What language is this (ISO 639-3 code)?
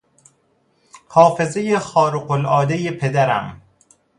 fas